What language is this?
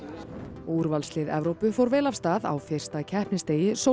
Icelandic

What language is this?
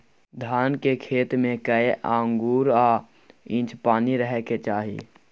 Maithili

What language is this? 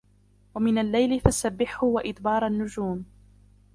Arabic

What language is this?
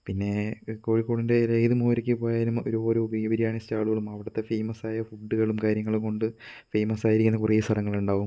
Malayalam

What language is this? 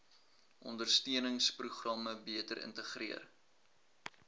Afrikaans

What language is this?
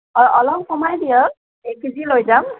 Assamese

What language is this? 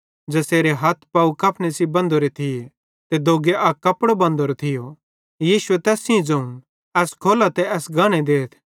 Bhadrawahi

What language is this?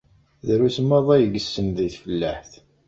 Kabyle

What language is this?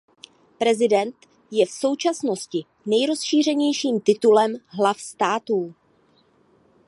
Czech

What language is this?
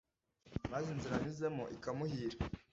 Kinyarwanda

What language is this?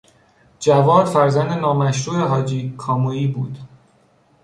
Persian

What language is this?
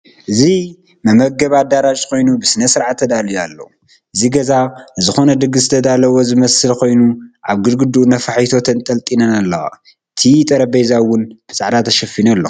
Tigrinya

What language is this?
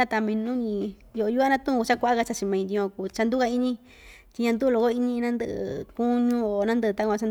Ixtayutla Mixtec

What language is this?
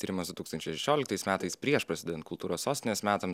Lithuanian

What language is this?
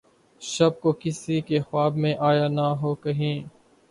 Urdu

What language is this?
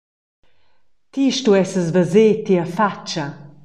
Romansh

